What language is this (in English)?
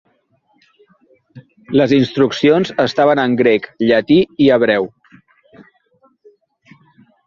Catalan